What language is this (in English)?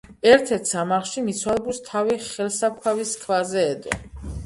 Georgian